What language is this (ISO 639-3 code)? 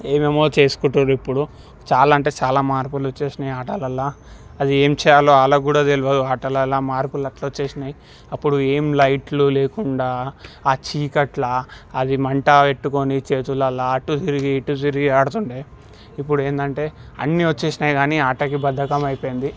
tel